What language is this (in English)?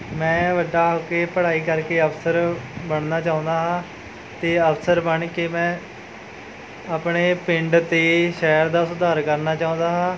Punjabi